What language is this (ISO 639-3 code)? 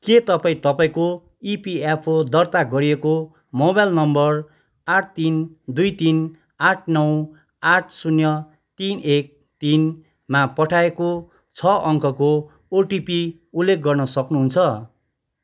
nep